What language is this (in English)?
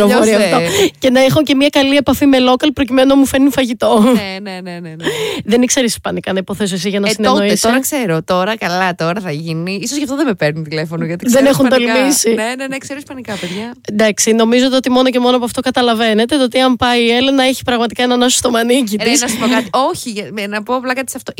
Greek